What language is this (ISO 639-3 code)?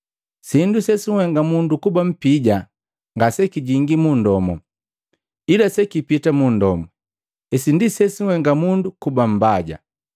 mgv